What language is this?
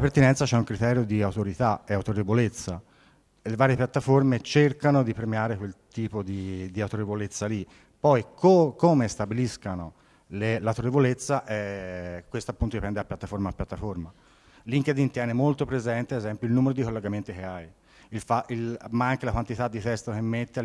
Italian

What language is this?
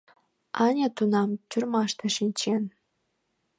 Mari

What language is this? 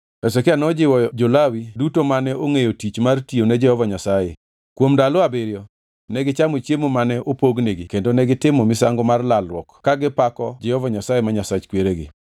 Luo (Kenya and Tanzania)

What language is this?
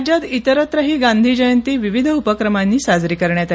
Marathi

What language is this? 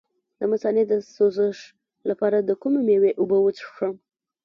Pashto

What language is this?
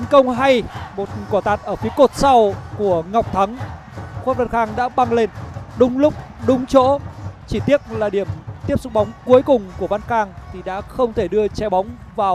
Vietnamese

